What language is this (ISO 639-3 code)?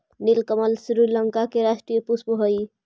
mag